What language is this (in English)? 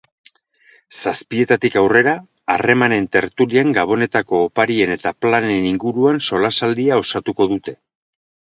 Basque